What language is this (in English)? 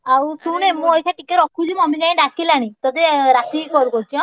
Odia